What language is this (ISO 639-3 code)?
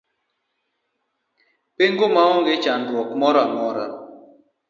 luo